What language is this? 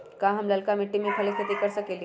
Magahi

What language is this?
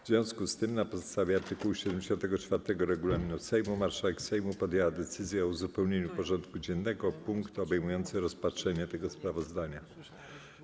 Polish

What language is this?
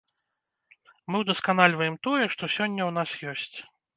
Belarusian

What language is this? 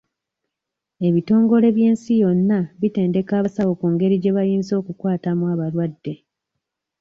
Ganda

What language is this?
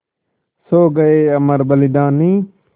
Hindi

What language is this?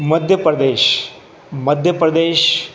Sindhi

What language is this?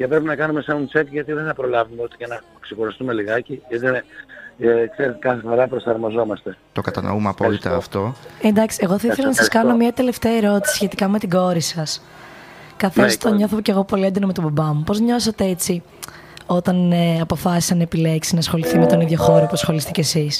Greek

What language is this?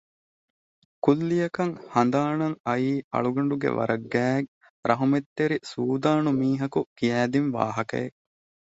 Divehi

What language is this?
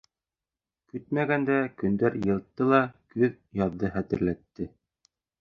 Bashkir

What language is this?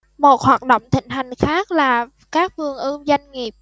Vietnamese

